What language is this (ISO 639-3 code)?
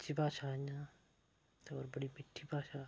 doi